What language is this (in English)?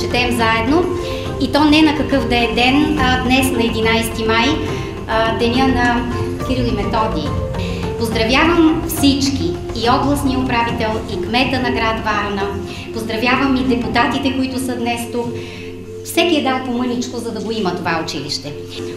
Bulgarian